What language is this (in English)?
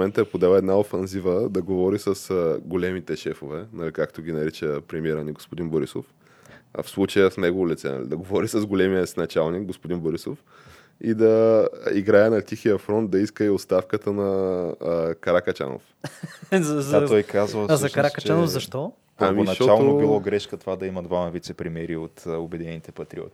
Bulgarian